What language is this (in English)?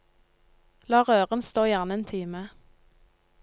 Norwegian